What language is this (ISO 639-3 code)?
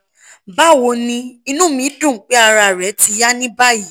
yor